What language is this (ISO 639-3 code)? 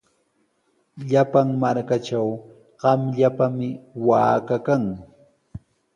qws